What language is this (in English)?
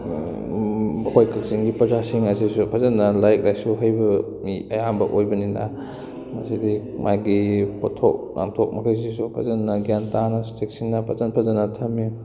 Manipuri